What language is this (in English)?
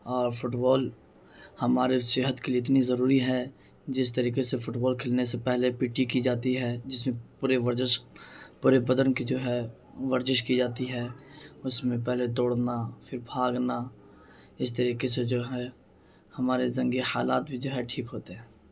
Urdu